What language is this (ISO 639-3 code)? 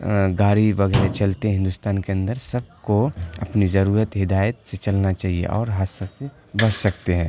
urd